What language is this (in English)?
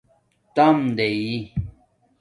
Domaaki